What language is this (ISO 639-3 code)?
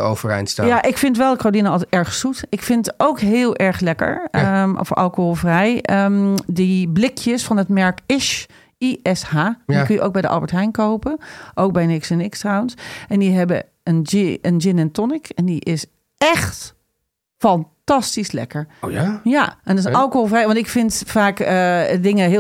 nld